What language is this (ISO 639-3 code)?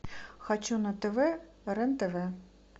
rus